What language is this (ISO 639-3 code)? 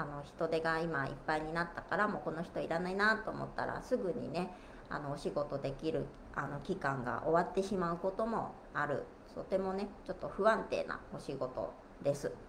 jpn